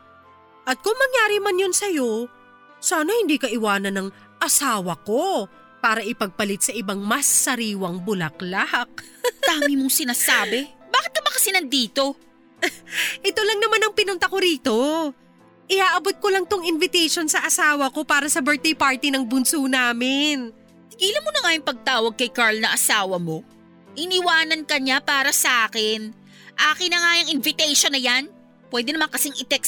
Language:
Filipino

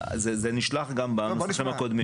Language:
Hebrew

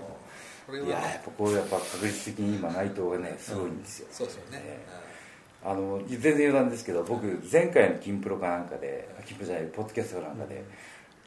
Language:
Japanese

